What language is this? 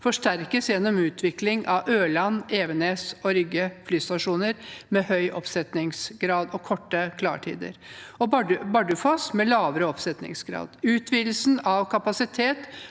Norwegian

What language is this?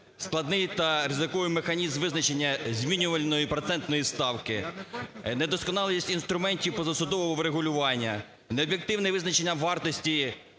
Ukrainian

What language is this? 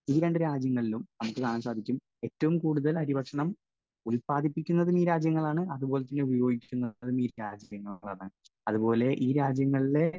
Malayalam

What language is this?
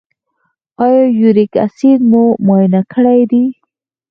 Pashto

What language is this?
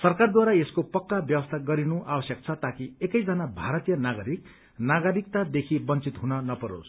Nepali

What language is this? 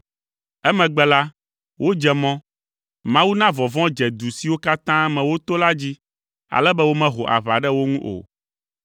Ewe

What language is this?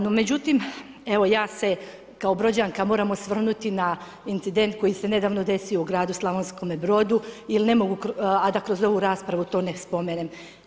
Croatian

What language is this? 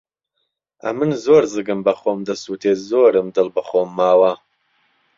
Central Kurdish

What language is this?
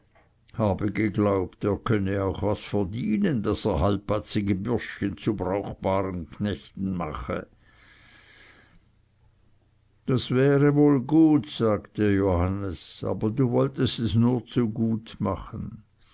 German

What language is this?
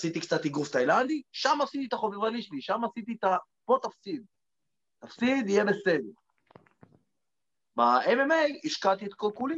Hebrew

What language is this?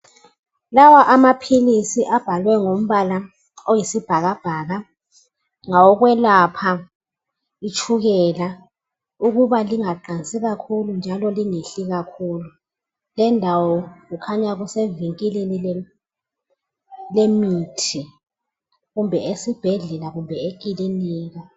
North Ndebele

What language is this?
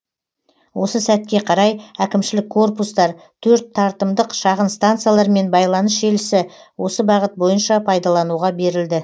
Kazakh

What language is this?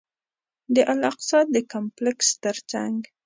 Pashto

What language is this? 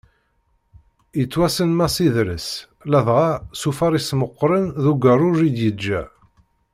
Kabyle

